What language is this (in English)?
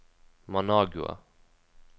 Norwegian